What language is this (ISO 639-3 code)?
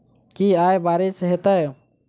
mai